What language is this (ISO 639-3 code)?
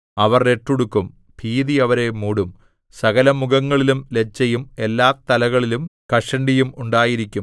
mal